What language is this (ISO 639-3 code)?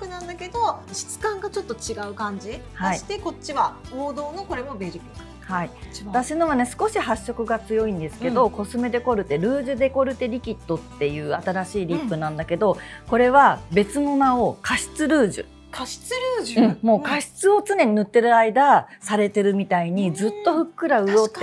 jpn